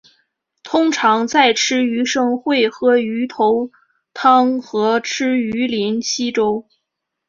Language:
Chinese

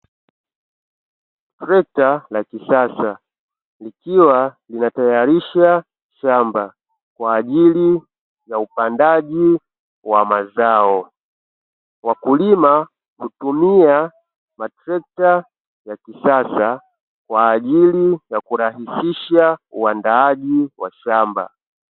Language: Swahili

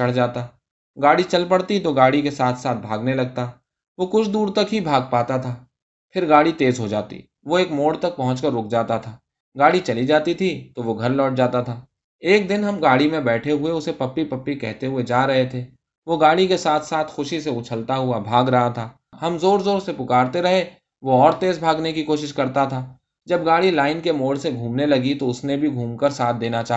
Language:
Urdu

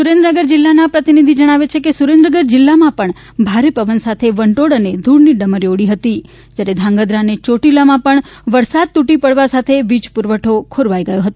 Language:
Gujarati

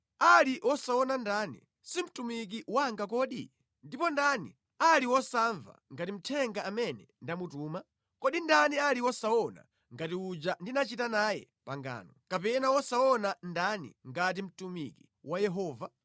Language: Nyanja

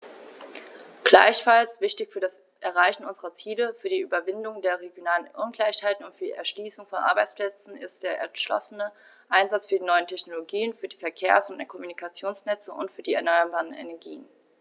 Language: German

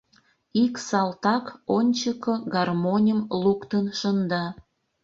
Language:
Mari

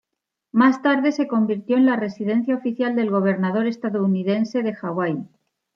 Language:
Spanish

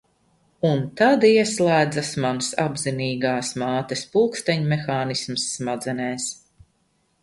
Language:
Latvian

